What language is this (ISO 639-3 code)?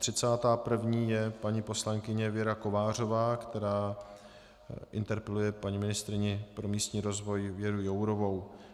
ces